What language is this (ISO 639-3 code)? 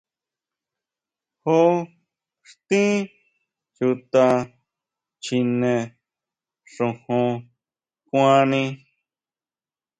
mau